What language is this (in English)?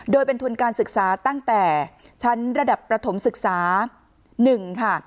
Thai